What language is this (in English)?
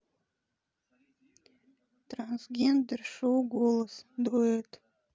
Russian